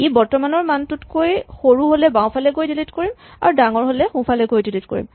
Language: Assamese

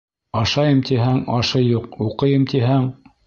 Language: Bashkir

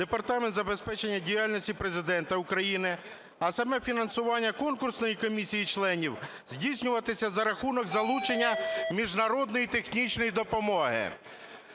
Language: Ukrainian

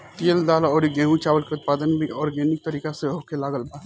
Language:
Bhojpuri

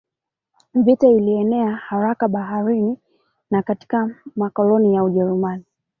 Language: Swahili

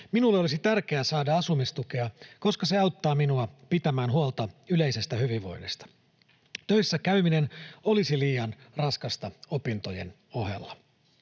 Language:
Finnish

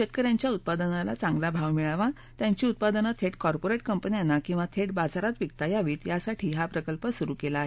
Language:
Marathi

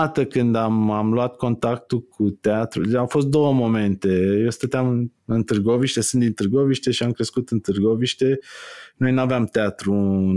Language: Romanian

